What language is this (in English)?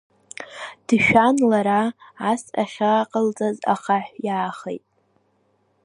Abkhazian